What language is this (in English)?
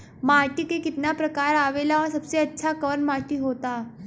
Bhojpuri